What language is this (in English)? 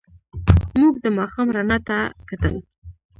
Pashto